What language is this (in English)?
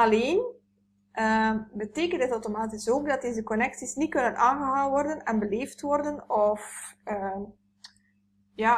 Dutch